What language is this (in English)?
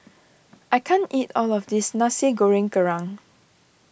English